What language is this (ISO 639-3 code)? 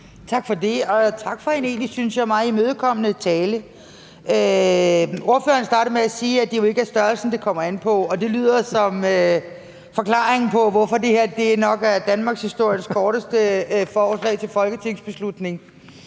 dan